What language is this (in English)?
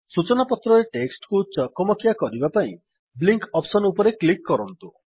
Odia